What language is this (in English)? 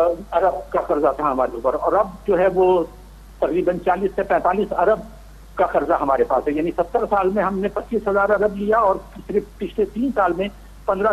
Hindi